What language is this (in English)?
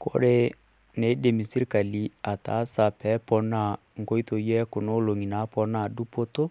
Masai